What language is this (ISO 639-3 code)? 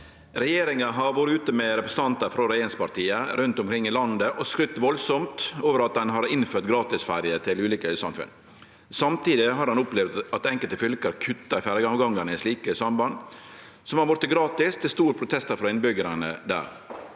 nor